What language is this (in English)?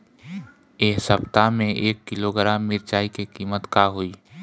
Bhojpuri